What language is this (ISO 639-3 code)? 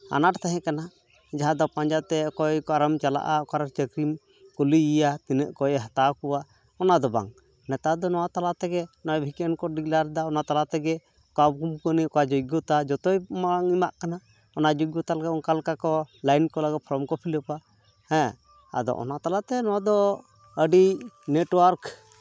sat